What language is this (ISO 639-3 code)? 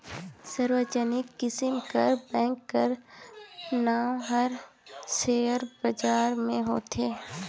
hne